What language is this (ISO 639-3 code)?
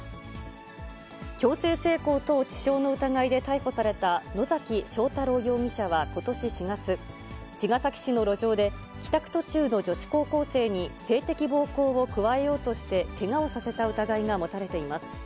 jpn